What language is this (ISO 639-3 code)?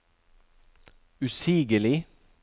nor